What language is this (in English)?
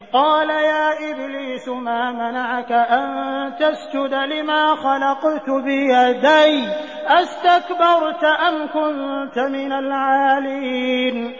Arabic